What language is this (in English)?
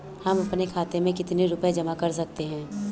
Hindi